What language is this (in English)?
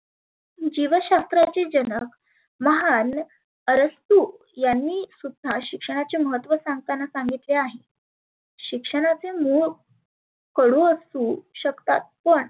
Marathi